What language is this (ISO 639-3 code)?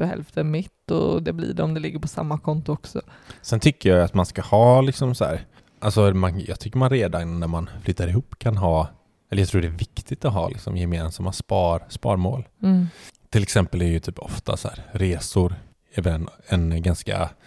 swe